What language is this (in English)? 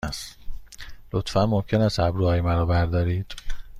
Persian